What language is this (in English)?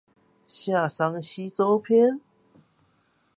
Chinese